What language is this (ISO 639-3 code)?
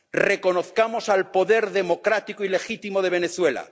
spa